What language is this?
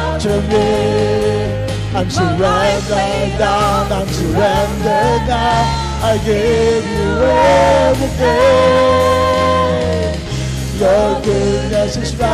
Filipino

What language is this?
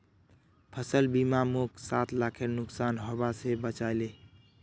Magahi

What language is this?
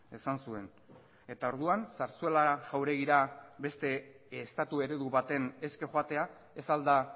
Basque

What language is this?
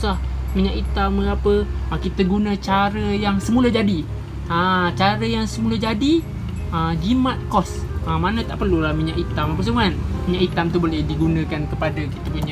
Malay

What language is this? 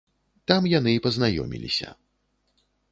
Belarusian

